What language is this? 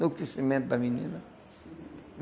Portuguese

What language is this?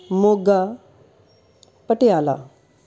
Punjabi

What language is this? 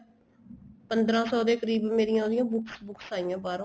Punjabi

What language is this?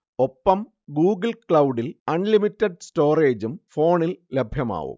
Malayalam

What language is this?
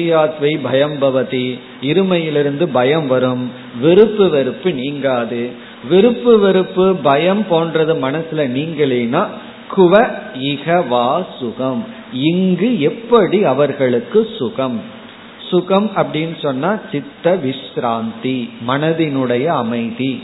Tamil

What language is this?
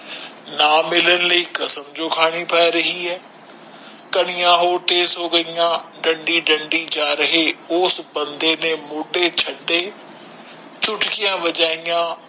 Punjabi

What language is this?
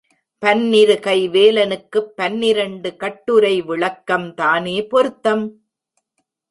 Tamil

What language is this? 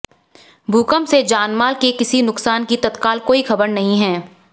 Hindi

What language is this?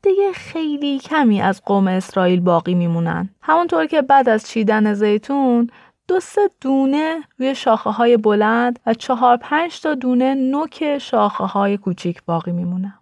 Persian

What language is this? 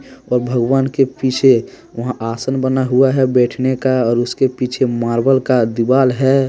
Hindi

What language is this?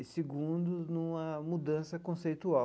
Portuguese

